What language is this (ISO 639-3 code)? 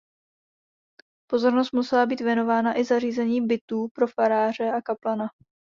ces